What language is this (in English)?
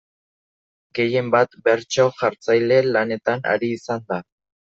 Basque